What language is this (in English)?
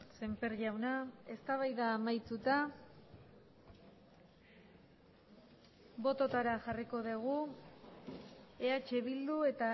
Basque